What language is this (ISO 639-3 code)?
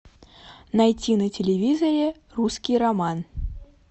rus